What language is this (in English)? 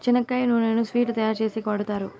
Telugu